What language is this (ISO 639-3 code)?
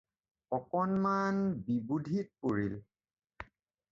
asm